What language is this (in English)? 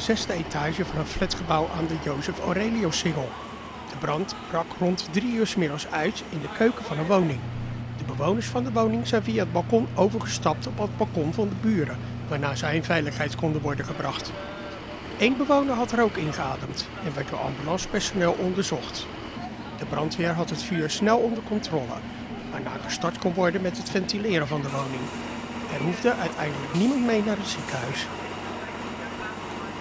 Dutch